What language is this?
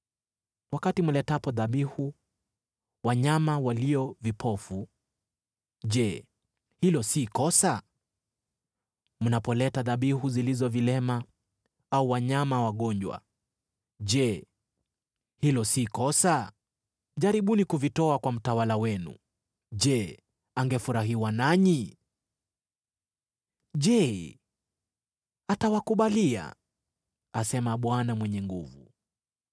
Swahili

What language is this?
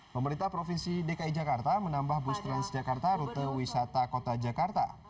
Indonesian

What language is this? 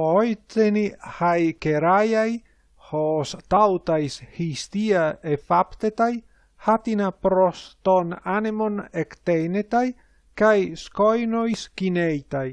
Greek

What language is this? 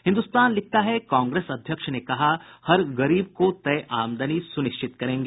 Hindi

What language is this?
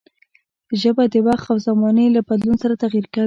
Pashto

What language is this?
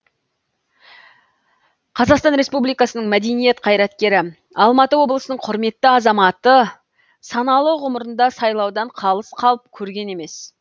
Kazakh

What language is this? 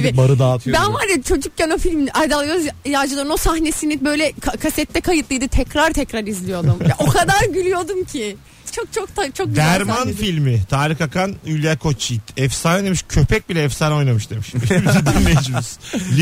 Turkish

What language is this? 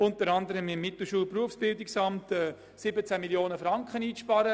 Swiss German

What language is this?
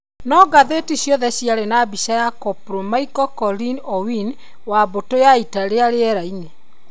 Kikuyu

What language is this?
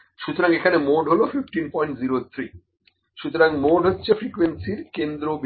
Bangla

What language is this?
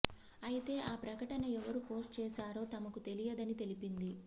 Telugu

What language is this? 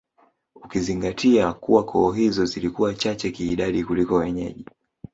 Swahili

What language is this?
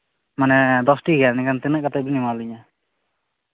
Santali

